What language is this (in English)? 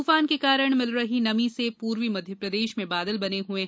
Hindi